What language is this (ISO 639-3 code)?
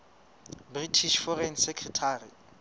sot